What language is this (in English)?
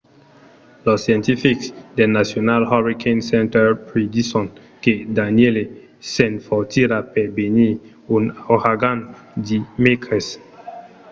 Occitan